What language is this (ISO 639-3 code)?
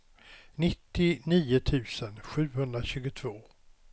swe